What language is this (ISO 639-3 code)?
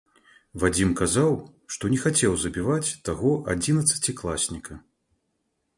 bel